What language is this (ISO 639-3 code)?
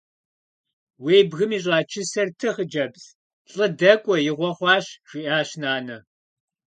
kbd